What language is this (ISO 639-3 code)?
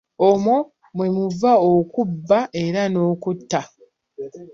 lug